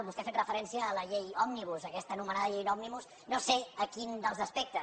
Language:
Catalan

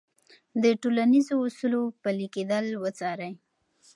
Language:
Pashto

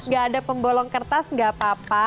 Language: Indonesian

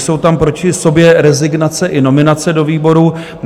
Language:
Czech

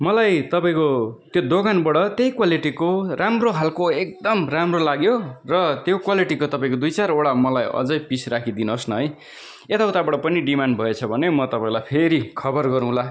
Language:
Nepali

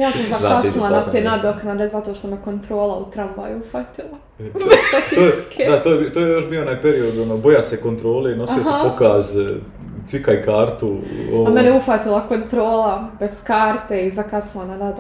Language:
Croatian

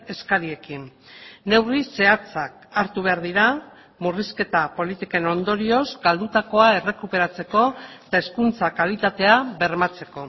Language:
Basque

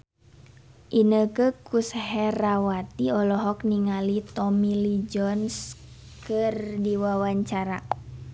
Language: Sundanese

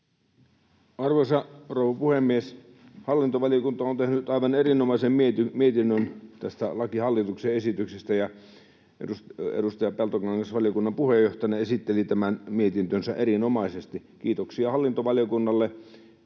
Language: Finnish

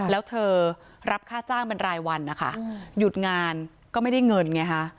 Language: Thai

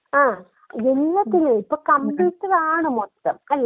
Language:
Malayalam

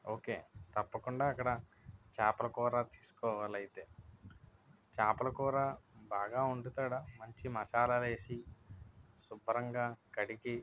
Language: Telugu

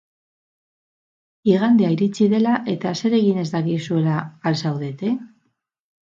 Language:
Basque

